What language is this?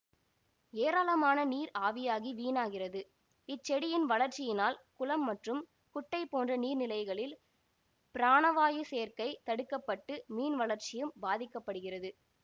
Tamil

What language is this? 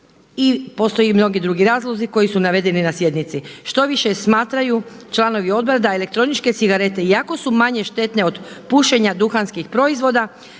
Croatian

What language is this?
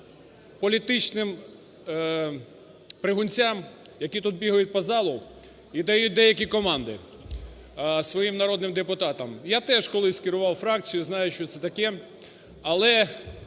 Ukrainian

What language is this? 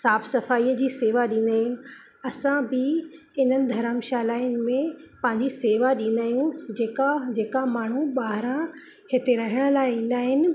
Sindhi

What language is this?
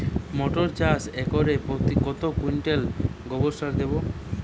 Bangla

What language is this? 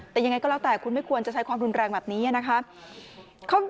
Thai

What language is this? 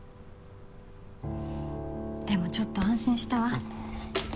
Japanese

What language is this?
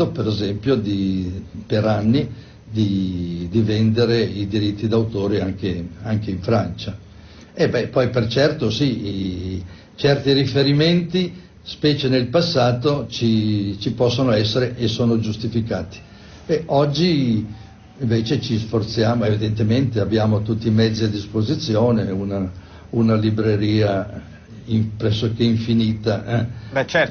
Italian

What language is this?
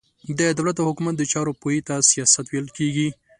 Pashto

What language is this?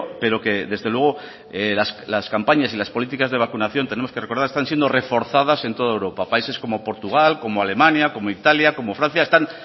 Spanish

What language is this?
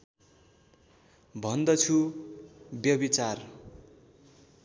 Nepali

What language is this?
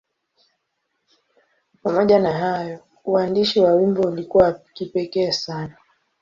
Swahili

